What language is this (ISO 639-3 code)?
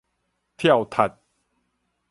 nan